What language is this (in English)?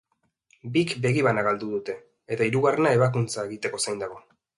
Basque